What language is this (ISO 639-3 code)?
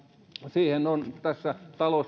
fin